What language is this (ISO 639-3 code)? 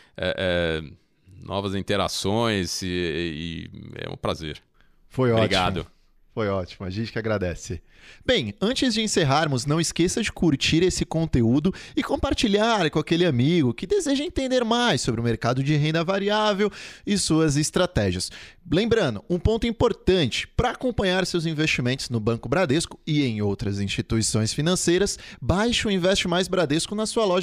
por